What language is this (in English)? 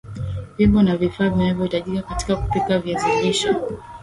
Swahili